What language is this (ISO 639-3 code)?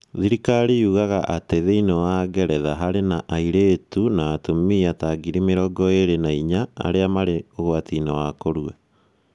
kik